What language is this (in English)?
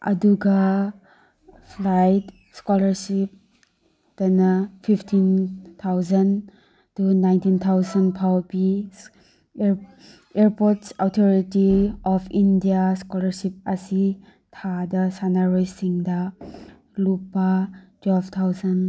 Manipuri